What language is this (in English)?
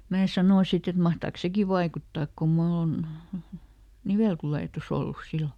Finnish